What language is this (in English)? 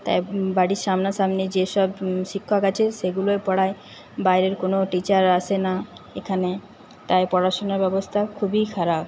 Bangla